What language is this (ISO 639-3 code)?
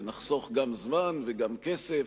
heb